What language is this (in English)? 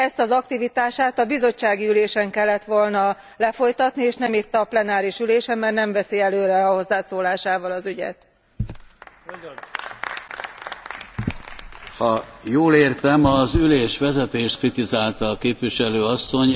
Hungarian